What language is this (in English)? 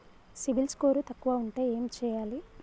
Telugu